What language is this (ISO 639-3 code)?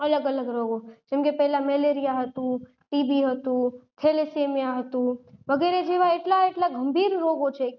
guj